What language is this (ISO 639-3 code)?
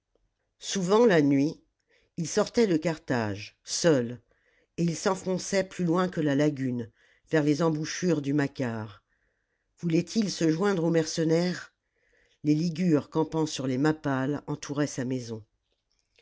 fra